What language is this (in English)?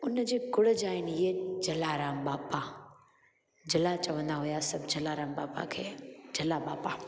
Sindhi